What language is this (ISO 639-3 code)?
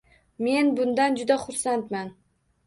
uzb